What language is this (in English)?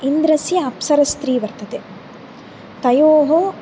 Sanskrit